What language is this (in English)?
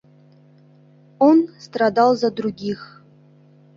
Mari